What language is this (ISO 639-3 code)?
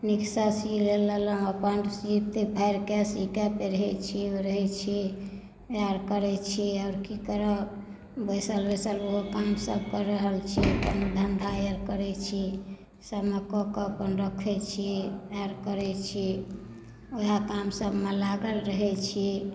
mai